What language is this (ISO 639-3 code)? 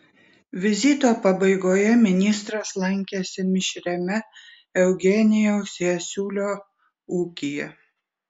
lit